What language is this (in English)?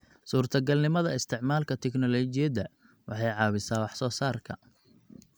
Somali